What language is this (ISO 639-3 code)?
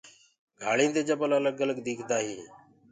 ggg